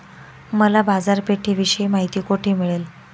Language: Marathi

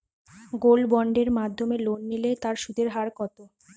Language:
Bangla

